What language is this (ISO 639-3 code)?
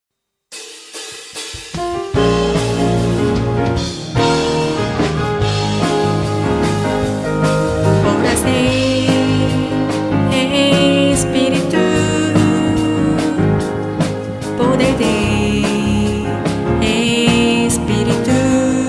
spa